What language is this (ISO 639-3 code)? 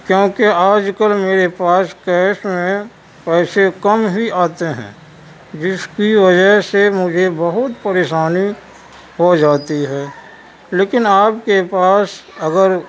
urd